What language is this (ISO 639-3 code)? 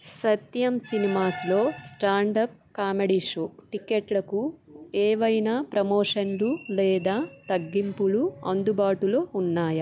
tel